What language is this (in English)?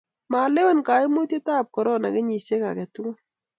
Kalenjin